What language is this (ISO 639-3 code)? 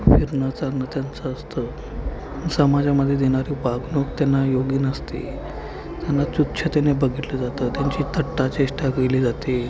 mar